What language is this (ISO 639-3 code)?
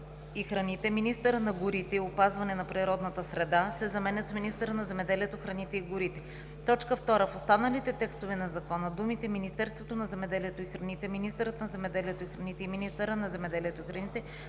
bul